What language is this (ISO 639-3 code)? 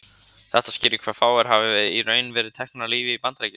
isl